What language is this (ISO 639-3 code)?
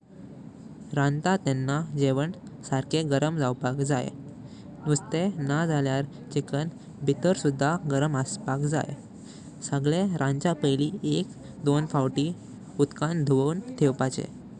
kok